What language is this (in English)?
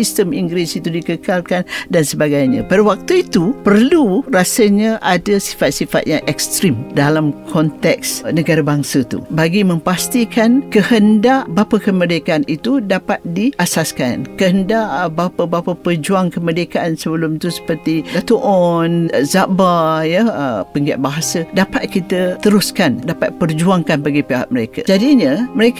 Malay